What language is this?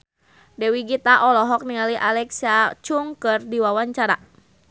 Sundanese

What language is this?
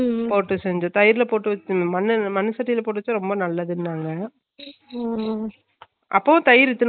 Tamil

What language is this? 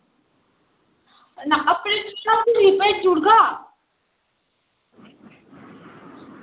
Dogri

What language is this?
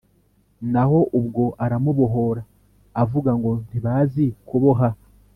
Kinyarwanda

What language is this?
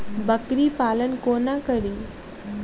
Maithili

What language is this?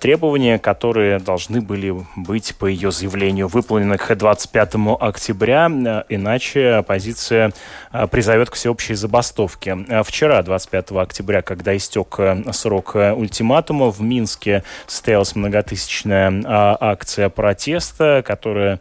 Russian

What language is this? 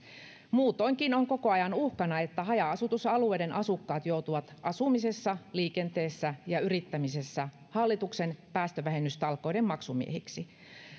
Finnish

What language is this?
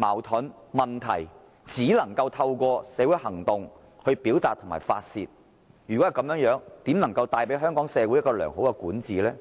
Cantonese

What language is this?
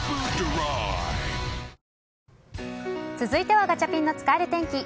Japanese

